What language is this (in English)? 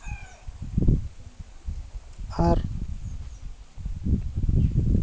Santali